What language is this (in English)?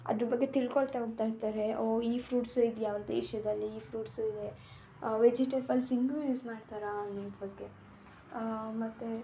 Kannada